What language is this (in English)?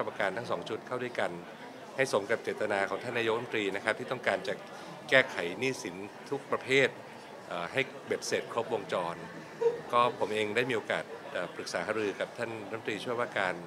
Thai